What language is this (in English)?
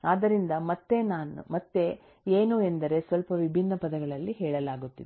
Kannada